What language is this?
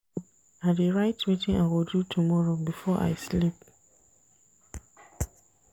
Nigerian Pidgin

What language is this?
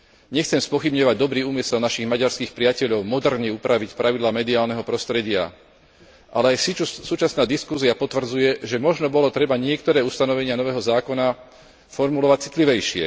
Slovak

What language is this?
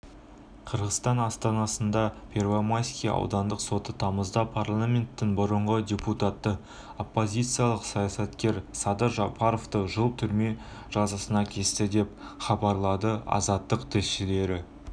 Kazakh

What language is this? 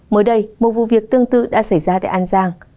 Vietnamese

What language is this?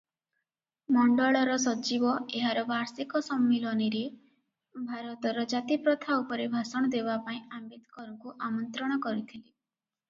Odia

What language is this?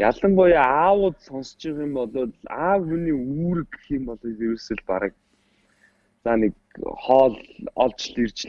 Turkish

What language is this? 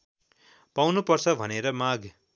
Nepali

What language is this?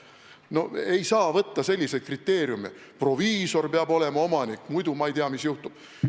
Estonian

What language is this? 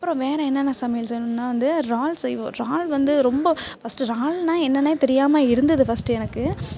Tamil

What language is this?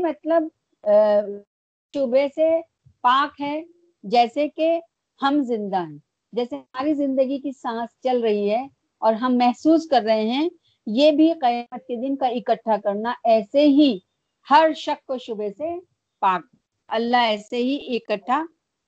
Urdu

